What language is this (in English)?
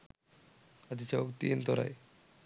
Sinhala